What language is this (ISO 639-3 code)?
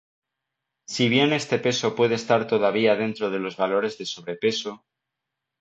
spa